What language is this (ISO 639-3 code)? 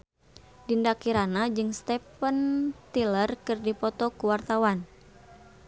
sun